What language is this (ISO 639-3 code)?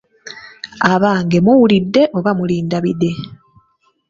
lug